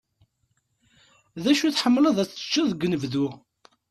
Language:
Kabyle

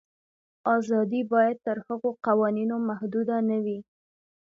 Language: Pashto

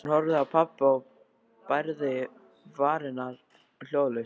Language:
Icelandic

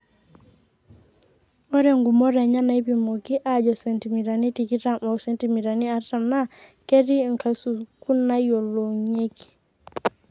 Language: Masai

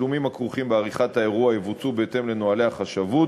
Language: Hebrew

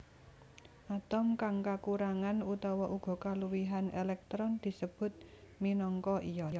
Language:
Javanese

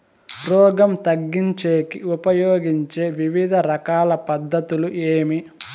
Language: Telugu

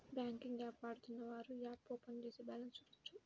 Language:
Telugu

